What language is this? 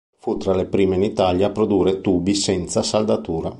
Italian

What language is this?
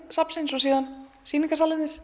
Icelandic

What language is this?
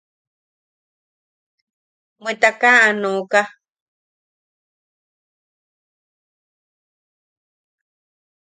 Yaqui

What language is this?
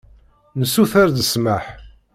Kabyle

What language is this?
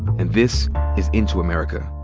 English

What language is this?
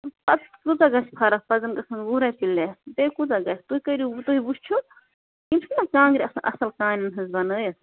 Kashmiri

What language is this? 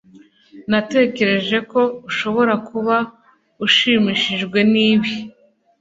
Kinyarwanda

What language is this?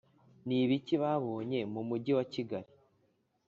Kinyarwanda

